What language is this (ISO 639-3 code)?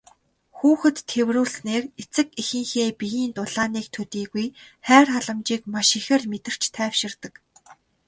mon